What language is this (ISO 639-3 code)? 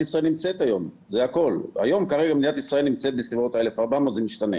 heb